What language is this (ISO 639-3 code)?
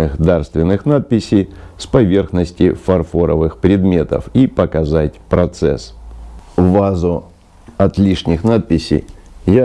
rus